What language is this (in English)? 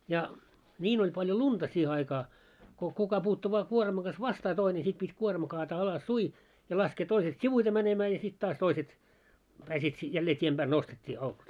Finnish